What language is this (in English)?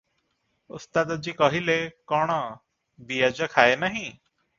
Odia